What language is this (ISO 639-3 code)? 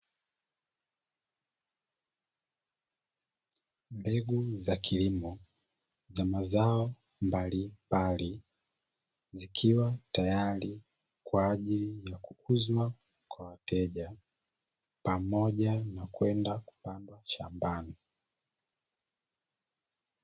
swa